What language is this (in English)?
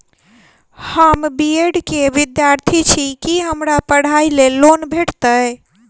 Maithili